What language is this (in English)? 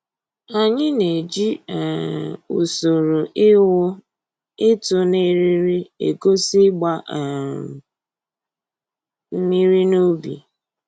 Igbo